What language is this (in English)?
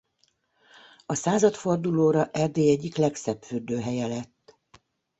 Hungarian